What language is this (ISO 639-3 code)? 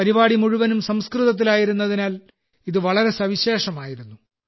mal